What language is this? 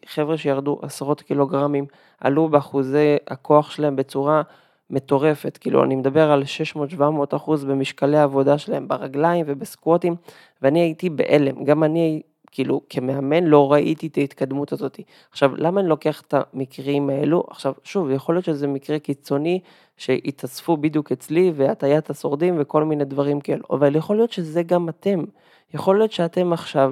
Hebrew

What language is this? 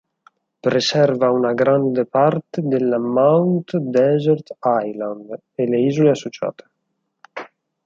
Italian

